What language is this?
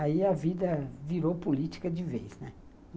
Portuguese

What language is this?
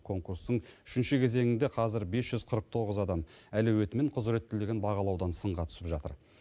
Kazakh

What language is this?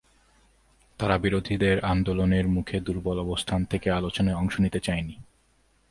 Bangla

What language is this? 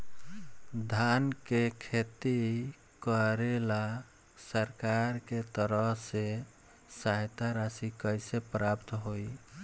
Bhojpuri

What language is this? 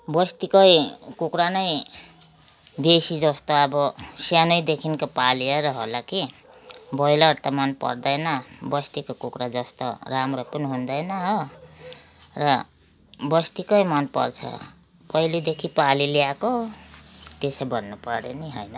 Nepali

